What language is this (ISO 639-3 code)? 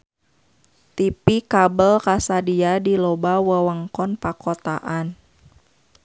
sun